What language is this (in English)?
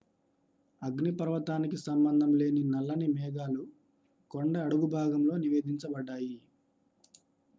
Telugu